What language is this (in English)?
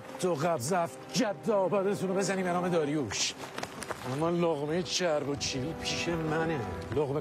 Persian